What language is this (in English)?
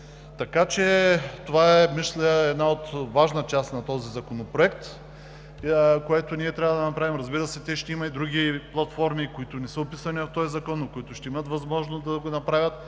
Bulgarian